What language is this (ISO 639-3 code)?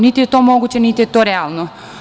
srp